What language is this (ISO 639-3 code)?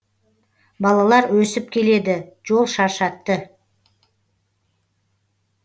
kaz